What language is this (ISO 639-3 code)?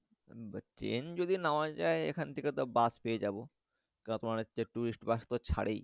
ben